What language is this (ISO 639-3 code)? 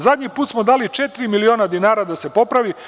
srp